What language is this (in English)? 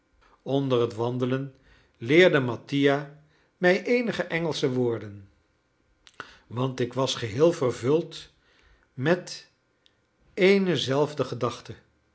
Dutch